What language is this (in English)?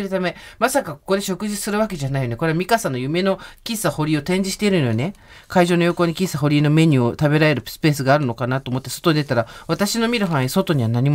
Japanese